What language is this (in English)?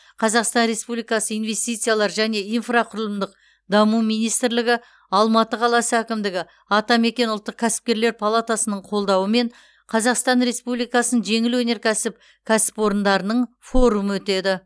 Kazakh